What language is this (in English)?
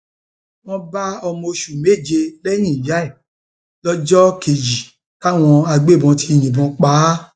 Yoruba